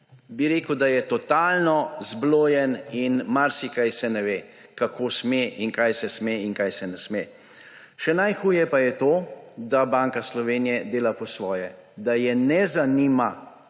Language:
Slovenian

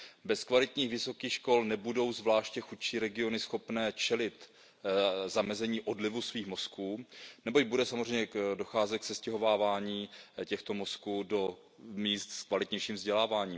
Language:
Czech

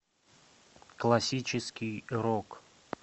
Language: Russian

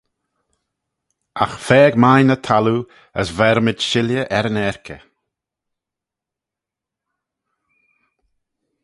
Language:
Manx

